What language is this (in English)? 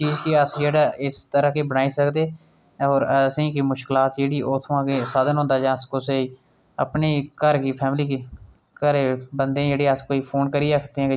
Dogri